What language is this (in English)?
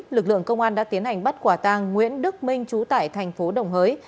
Vietnamese